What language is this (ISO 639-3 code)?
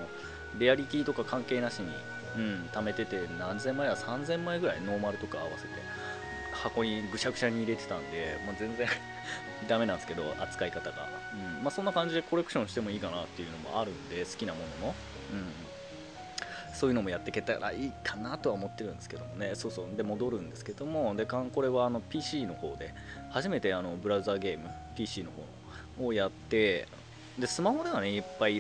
jpn